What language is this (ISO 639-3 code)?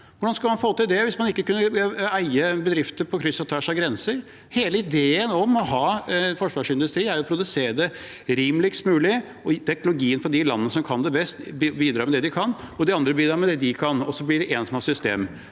nor